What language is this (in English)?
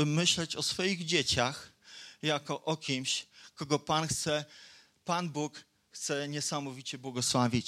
Polish